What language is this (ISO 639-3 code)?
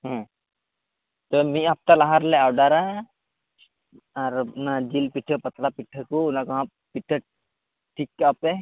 sat